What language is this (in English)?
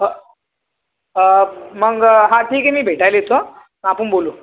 Marathi